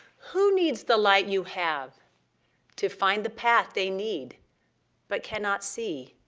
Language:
English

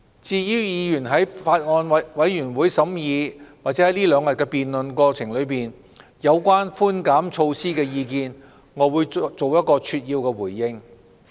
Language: Cantonese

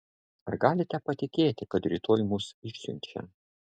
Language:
Lithuanian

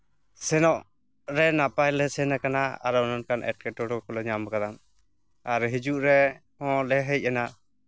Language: Santali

